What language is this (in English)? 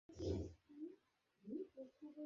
Bangla